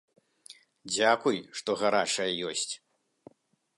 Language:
Belarusian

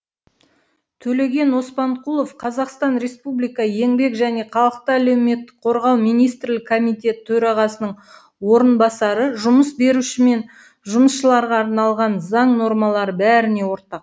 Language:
Kazakh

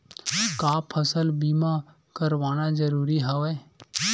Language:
Chhattisgarhi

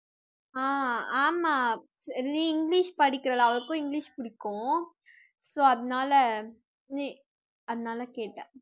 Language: Tamil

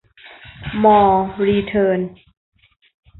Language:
Thai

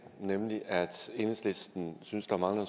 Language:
Danish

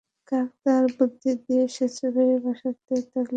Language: Bangla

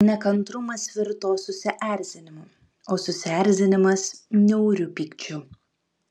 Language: Lithuanian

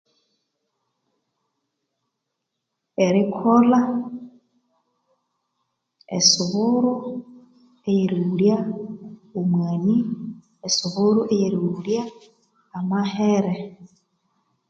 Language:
Konzo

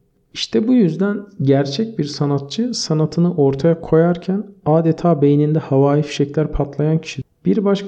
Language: Turkish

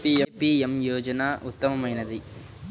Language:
Telugu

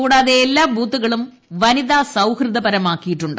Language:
Malayalam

